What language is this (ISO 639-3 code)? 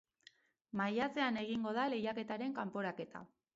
eus